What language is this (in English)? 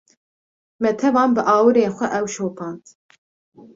Kurdish